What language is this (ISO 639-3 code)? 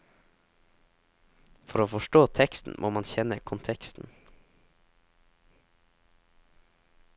nor